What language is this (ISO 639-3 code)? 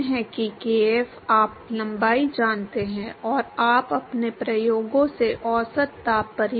hin